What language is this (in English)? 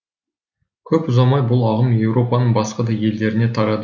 Kazakh